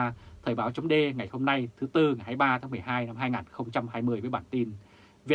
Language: Vietnamese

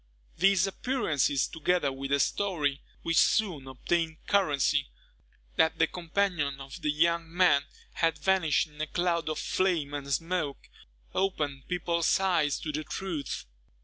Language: English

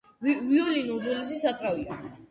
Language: Georgian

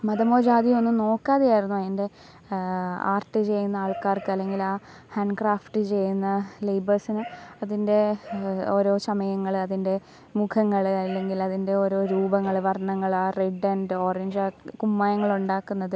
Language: Malayalam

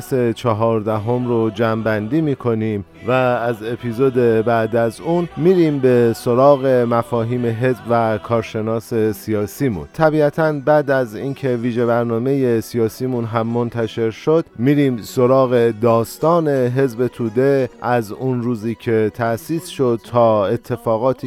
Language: Persian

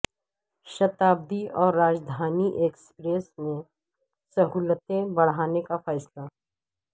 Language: Urdu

